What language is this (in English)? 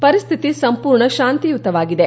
Kannada